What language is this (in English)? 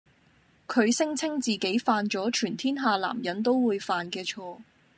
Cantonese